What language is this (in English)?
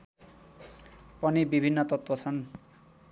Nepali